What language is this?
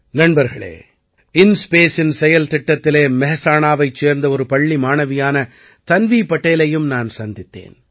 Tamil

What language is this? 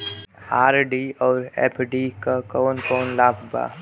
Bhojpuri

